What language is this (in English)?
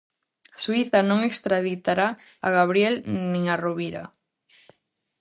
Galician